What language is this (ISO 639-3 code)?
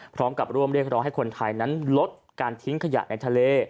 tha